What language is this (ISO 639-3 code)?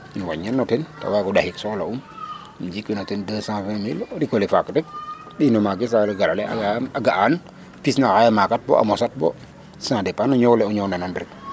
srr